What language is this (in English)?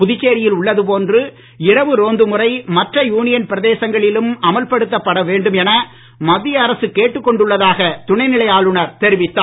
Tamil